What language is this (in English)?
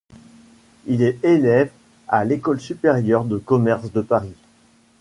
French